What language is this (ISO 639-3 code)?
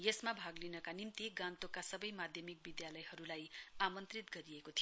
nep